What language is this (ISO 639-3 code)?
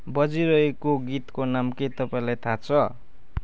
nep